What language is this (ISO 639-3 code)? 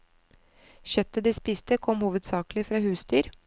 nor